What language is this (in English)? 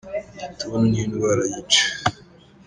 Kinyarwanda